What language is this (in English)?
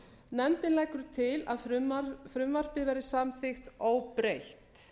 Icelandic